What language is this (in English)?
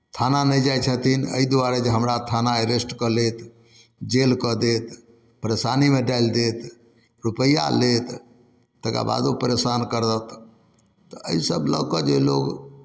Maithili